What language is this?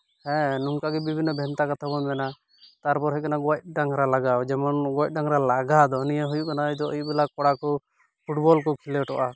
Santali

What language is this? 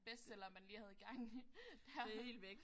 Danish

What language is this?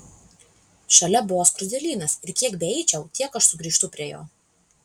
Lithuanian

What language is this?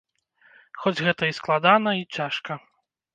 Belarusian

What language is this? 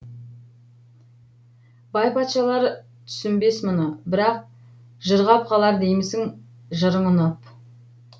Kazakh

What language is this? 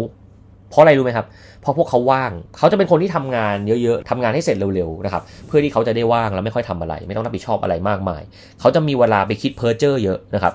Thai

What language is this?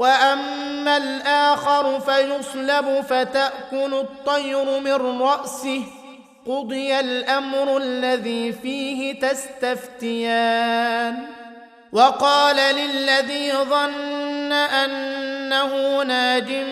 Arabic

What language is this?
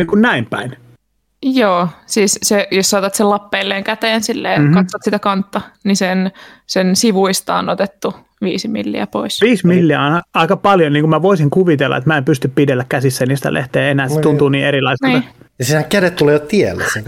Finnish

